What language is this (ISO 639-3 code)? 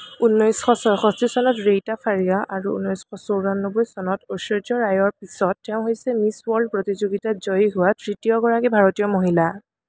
asm